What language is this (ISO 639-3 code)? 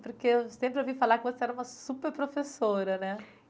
por